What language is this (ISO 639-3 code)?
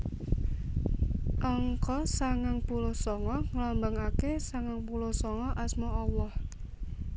jav